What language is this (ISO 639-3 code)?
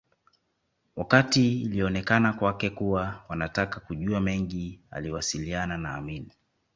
swa